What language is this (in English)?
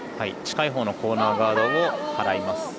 Japanese